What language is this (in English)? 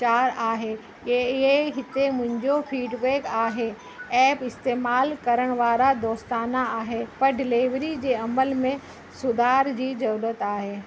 Sindhi